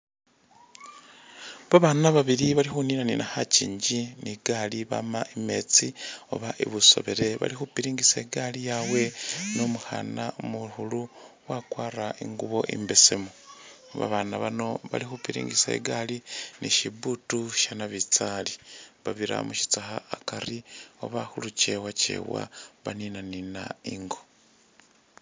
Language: Masaaba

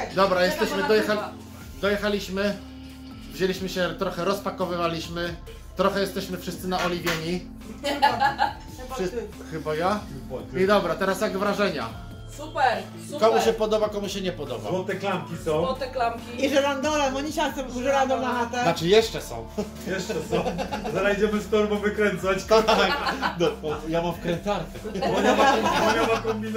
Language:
Polish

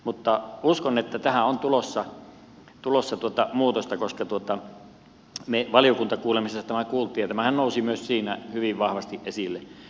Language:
Finnish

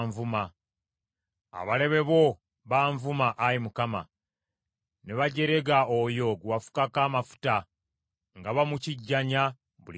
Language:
Ganda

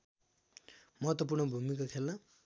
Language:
Nepali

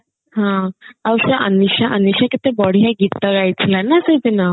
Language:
Odia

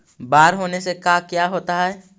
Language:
Magahi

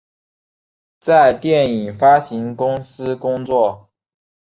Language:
Chinese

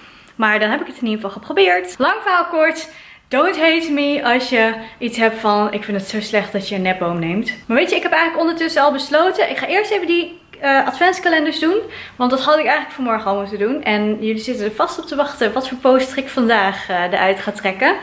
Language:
Dutch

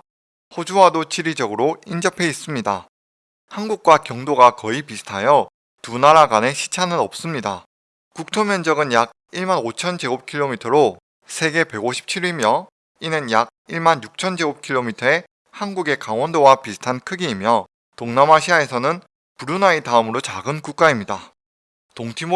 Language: Korean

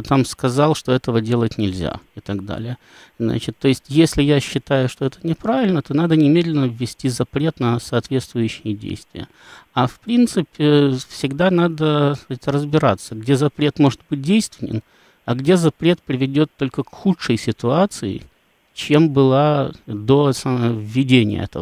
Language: Russian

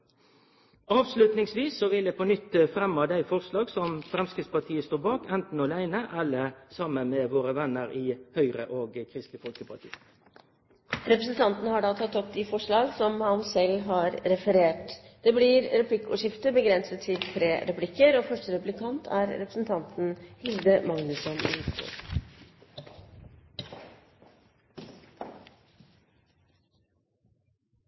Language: Norwegian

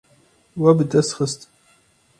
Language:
Kurdish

